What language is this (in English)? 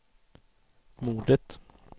Swedish